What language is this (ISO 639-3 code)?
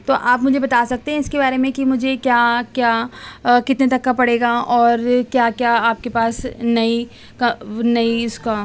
urd